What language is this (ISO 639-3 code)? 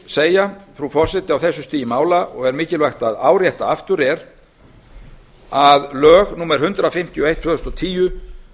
isl